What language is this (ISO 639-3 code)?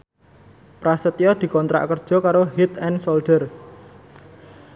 jav